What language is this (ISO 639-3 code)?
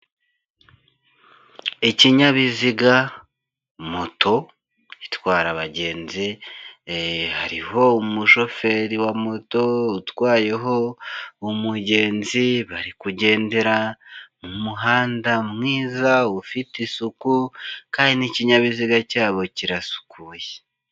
kin